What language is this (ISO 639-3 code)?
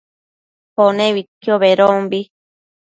mcf